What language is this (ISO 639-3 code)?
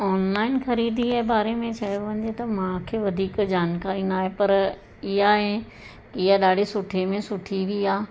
snd